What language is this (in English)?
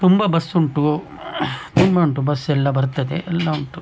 Kannada